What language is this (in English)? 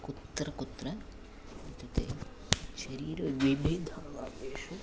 Sanskrit